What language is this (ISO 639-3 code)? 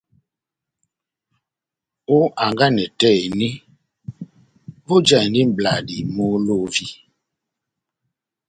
bnm